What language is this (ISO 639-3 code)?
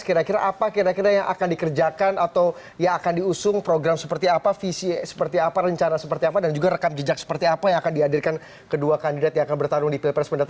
ind